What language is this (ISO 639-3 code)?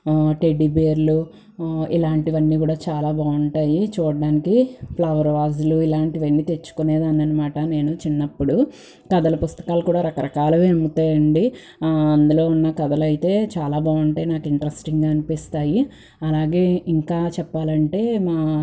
tel